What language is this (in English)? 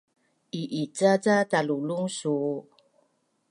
Bunun